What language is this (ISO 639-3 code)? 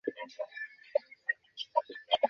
ben